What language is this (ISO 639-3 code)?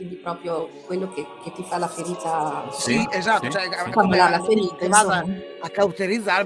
ita